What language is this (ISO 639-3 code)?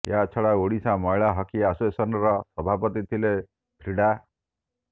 ori